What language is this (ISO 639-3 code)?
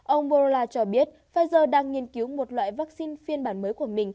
vie